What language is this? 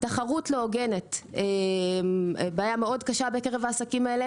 Hebrew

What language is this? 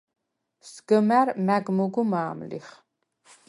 Svan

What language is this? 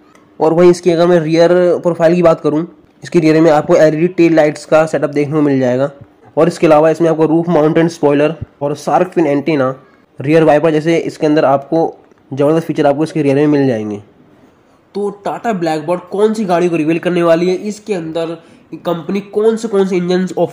Hindi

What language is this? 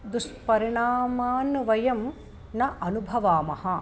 Sanskrit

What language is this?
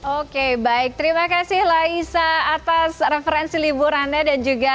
Indonesian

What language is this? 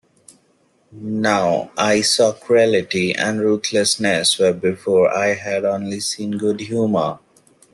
English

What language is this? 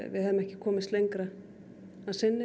Icelandic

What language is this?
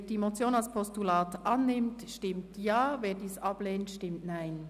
Swiss German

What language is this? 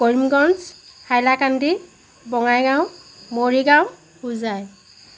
Assamese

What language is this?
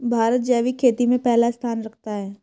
Hindi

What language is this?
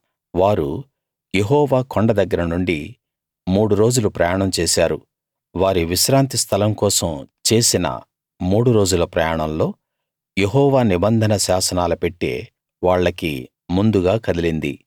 Telugu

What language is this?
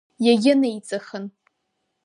Abkhazian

